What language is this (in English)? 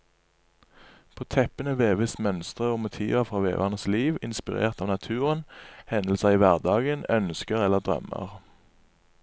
Norwegian